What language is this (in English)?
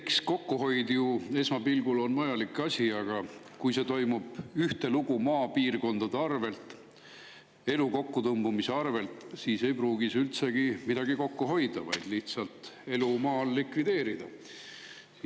Estonian